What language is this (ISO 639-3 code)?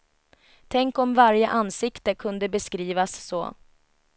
swe